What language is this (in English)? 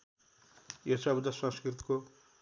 Nepali